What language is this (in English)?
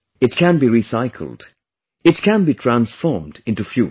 English